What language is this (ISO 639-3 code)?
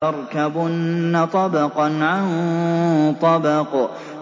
ara